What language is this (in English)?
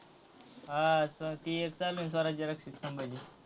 Marathi